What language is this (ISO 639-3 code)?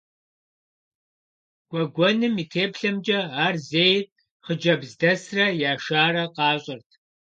kbd